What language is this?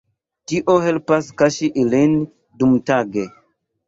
Esperanto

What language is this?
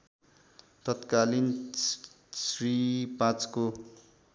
Nepali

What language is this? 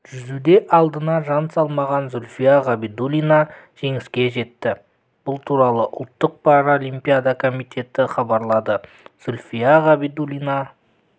Kazakh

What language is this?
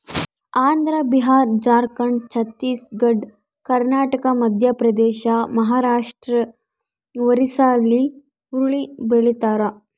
Kannada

